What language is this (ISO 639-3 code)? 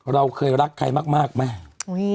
tha